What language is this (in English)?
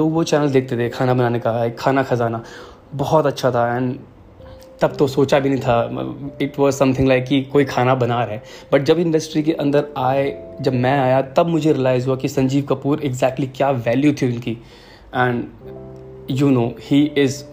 Hindi